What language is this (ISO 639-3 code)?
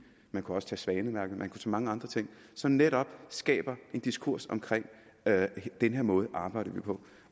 dan